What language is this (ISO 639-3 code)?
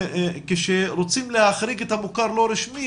heb